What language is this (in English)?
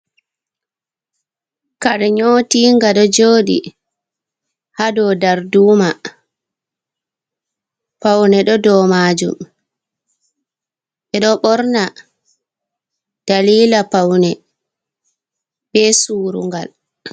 Fula